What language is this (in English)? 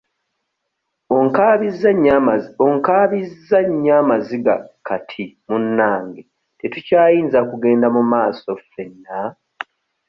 Ganda